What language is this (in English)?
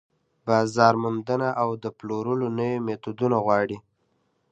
Pashto